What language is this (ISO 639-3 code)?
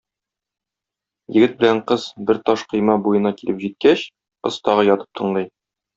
tat